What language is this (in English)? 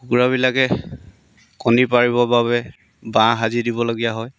Assamese